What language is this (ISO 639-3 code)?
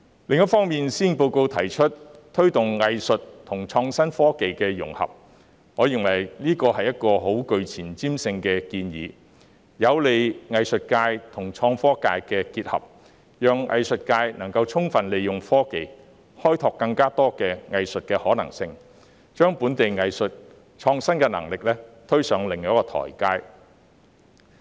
yue